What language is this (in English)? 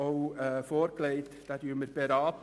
Swiss German